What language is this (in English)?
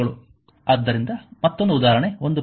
Kannada